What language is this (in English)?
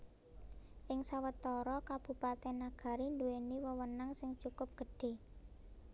Javanese